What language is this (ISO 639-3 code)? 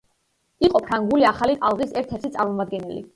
kat